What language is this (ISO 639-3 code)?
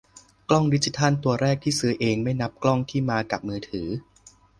tha